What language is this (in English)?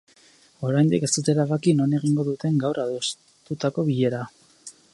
Basque